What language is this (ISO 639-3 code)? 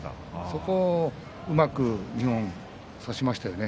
jpn